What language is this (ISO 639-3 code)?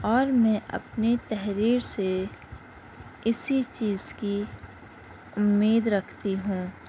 urd